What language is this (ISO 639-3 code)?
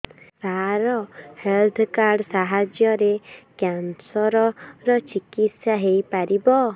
ori